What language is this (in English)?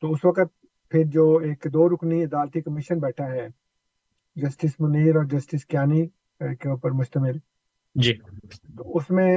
Urdu